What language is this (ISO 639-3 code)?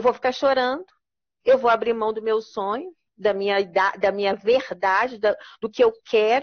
por